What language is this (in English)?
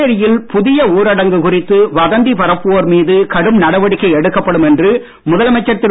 Tamil